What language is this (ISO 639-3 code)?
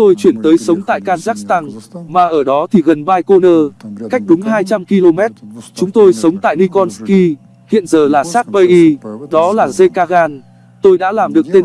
vie